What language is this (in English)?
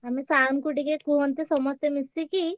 Odia